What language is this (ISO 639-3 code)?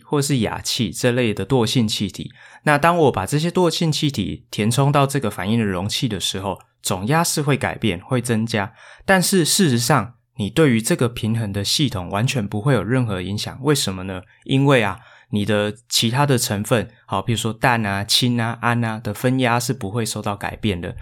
zho